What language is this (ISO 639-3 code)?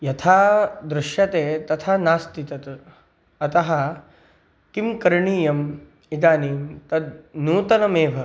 san